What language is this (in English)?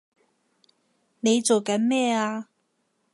Cantonese